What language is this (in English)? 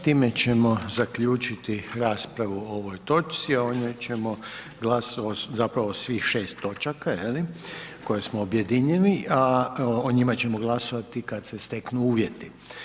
Croatian